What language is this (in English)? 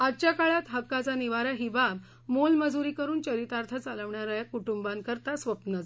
Marathi